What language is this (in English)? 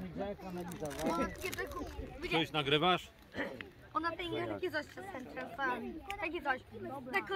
Polish